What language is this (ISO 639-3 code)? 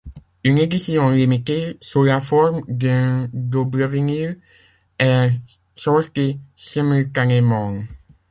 fra